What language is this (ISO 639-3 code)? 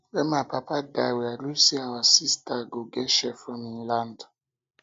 pcm